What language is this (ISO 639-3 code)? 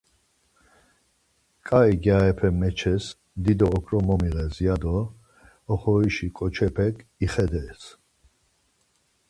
lzz